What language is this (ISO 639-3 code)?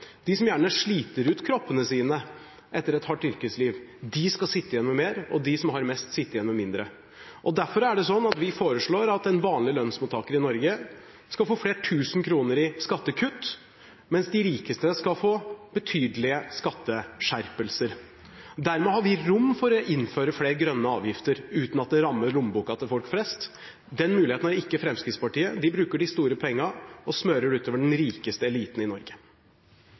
nob